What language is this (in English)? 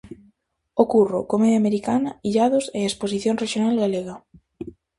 Galician